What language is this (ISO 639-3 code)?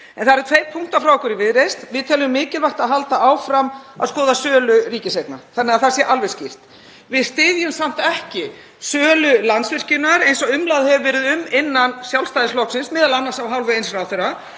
isl